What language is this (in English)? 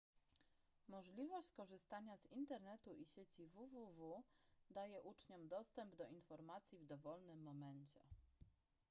Polish